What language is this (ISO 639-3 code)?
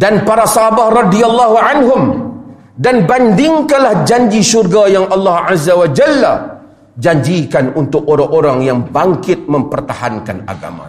msa